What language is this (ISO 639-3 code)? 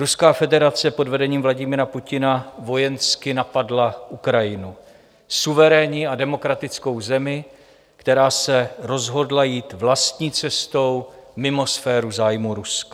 ces